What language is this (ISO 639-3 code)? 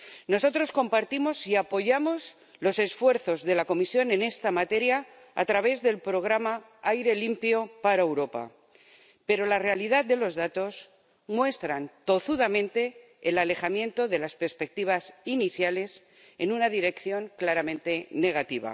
spa